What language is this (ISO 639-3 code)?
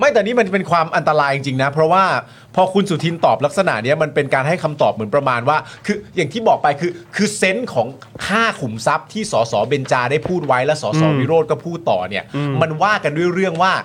tha